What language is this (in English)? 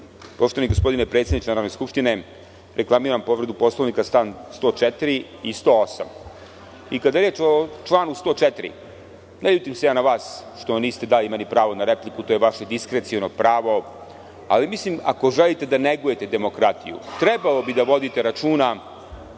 Serbian